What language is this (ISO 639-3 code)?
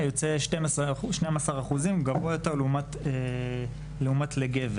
heb